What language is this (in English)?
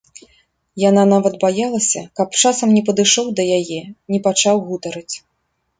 Belarusian